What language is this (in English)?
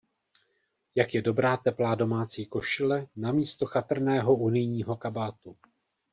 Czech